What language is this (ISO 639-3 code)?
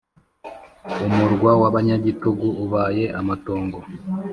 kin